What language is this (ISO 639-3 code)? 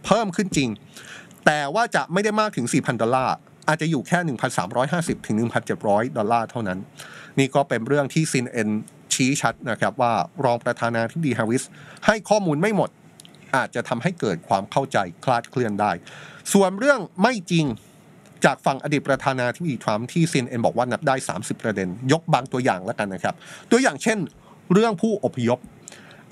tha